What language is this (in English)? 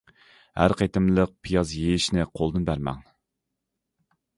Uyghur